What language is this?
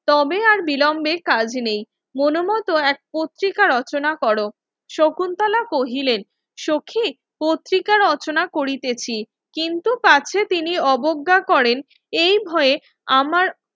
Bangla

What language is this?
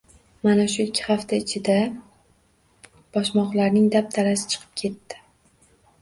Uzbek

